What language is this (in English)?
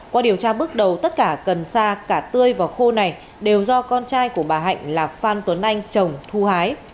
Vietnamese